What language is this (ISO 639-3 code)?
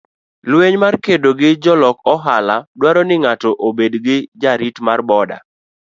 luo